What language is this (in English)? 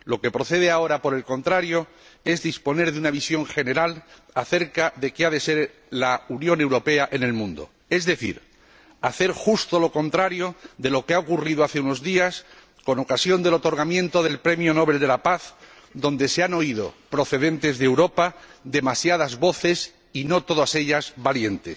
Spanish